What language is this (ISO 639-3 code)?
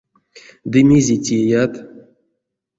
myv